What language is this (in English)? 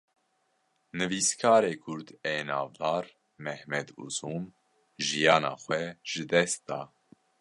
Kurdish